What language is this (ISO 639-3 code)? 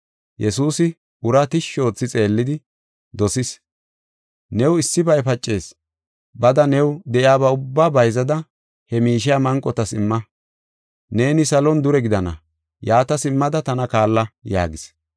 gof